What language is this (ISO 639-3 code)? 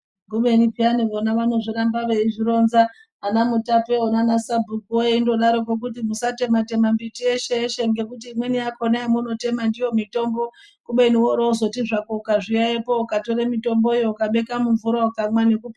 ndc